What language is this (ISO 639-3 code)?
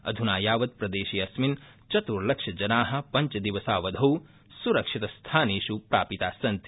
san